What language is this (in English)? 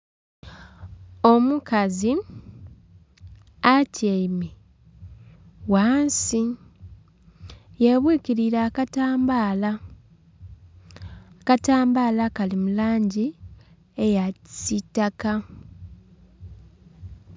Soga